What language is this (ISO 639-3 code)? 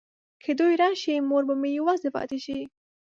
pus